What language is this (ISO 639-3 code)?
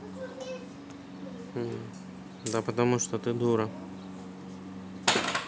rus